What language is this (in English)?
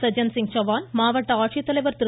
Tamil